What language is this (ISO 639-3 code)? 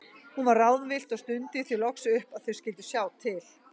isl